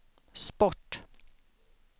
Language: Swedish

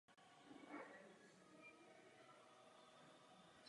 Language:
Czech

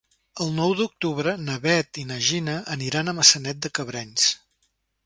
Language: Catalan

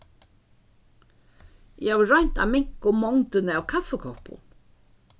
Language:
Faroese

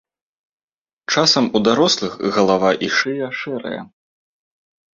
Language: Belarusian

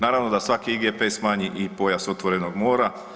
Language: Croatian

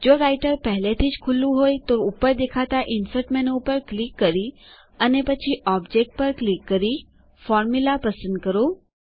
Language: Gujarati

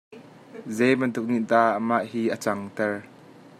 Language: Hakha Chin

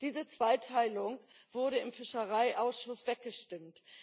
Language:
German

